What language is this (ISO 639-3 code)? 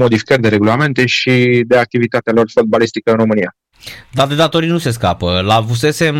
ron